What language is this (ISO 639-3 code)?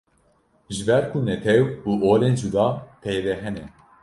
kur